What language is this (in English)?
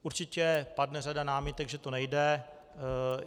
Czech